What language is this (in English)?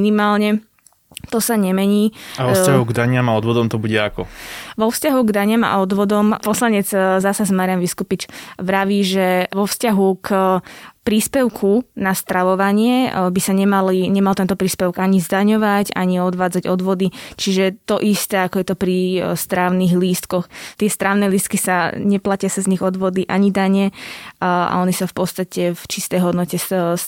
Slovak